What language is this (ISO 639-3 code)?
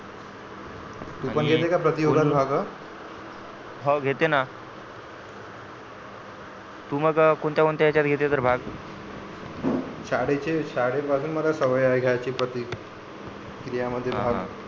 mar